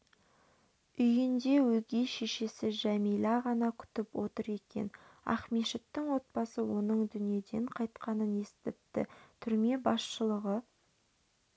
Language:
Kazakh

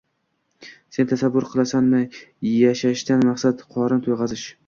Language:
Uzbek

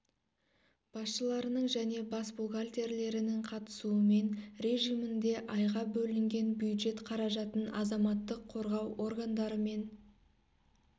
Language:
Kazakh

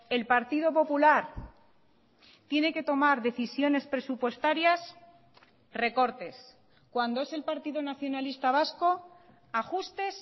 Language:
Spanish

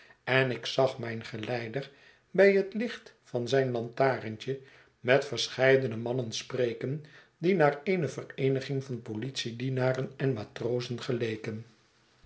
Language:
Dutch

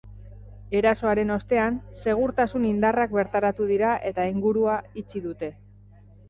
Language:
Basque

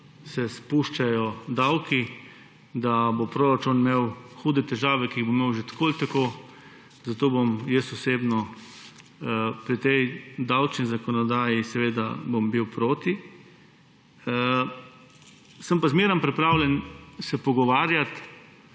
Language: Slovenian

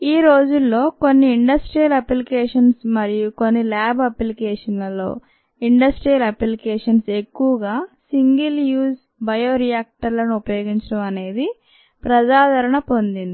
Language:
Telugu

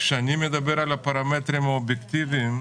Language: Hebrew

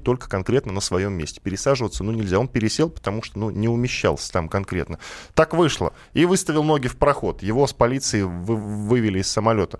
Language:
Russian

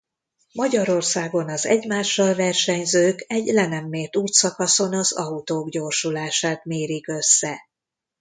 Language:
Hungarian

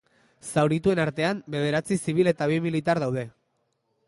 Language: Basque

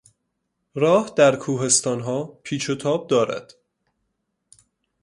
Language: Persian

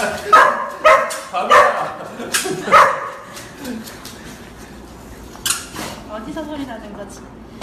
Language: Korean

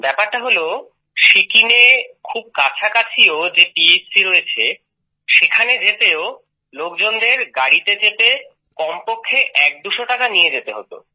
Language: Bangla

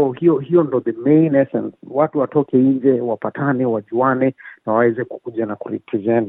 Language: Swahili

